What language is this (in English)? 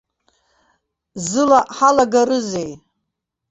Abkhazian